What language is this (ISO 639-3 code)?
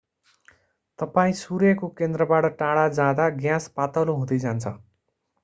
nep